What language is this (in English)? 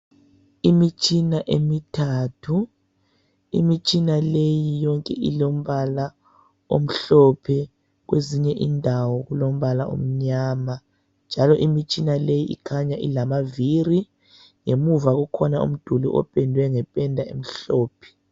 North Ndebele